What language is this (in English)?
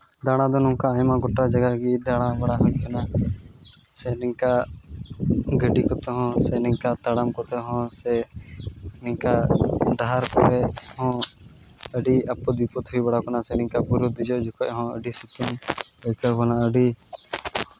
Santali